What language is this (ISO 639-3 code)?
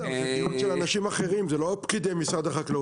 heb